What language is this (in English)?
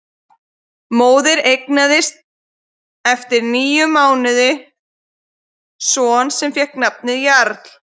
Icelandic